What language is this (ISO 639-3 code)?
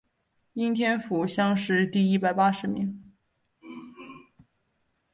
zho